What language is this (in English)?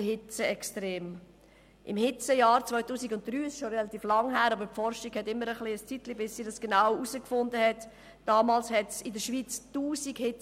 Swiss German